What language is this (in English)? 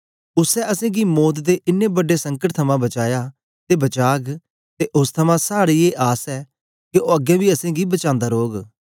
Dogri